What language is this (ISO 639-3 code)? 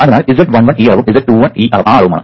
mal